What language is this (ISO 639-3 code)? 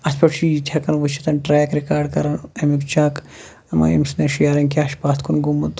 kas